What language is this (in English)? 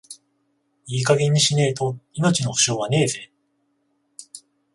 Japanese